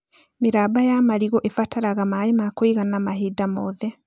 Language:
Kikuyu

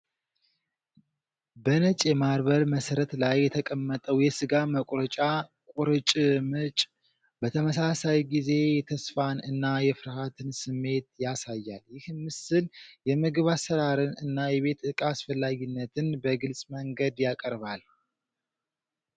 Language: Amharic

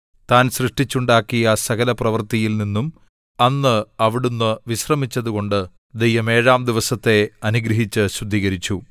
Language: Malayalam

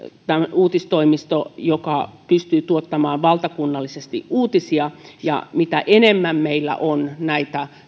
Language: Finnish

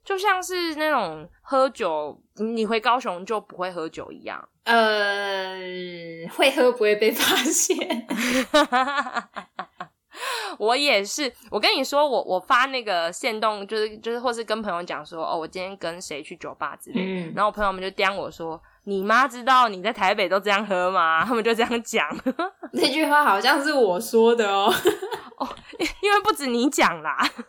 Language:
Chinese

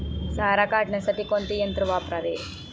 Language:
Marathi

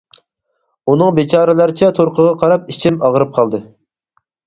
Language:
Uyghur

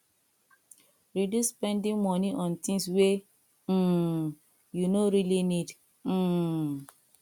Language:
Nigerian Pidgin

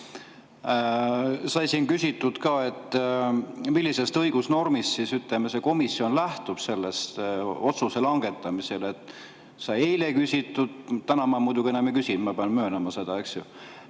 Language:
Estonian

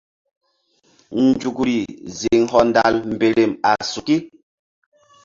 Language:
Mbum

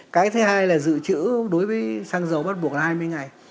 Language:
Vietnamese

